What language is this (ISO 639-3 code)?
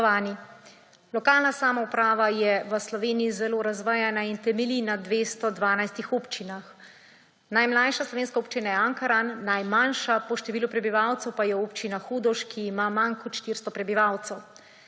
slv